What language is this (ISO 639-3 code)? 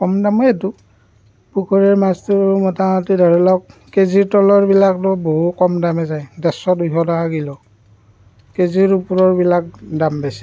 asm